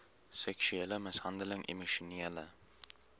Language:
Afrikaans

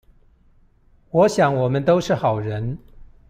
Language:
Chinese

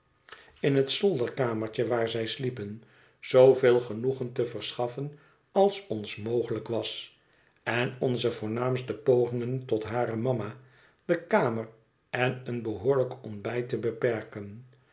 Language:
Dutch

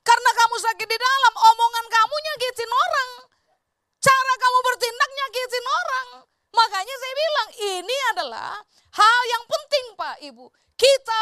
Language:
Indonesian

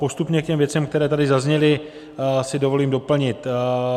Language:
Czech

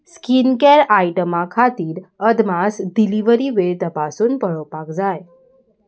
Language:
Konkani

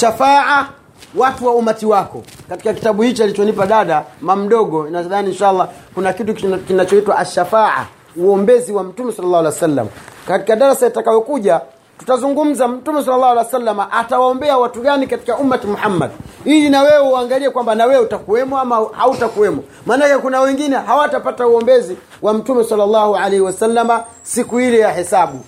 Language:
Swahili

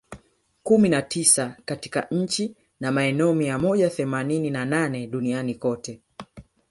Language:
Swahili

